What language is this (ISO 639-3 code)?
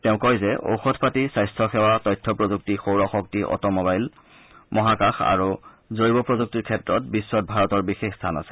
asm